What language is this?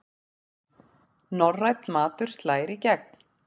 Icelandic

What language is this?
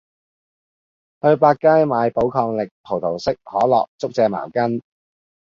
Cantonese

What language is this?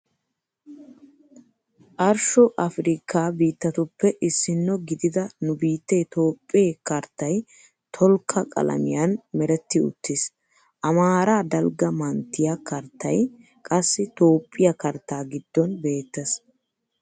Wolaytta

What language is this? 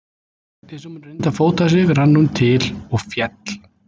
Icelandic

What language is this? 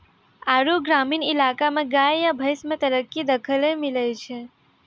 Maithili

